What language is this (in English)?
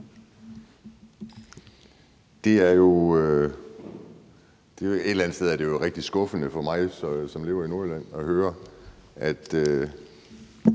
Danish